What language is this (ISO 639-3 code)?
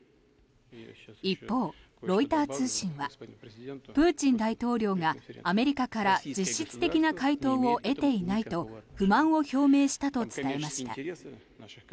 jpn